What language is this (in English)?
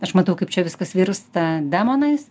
Lithuanian